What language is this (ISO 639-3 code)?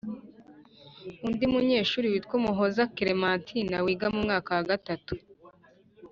kin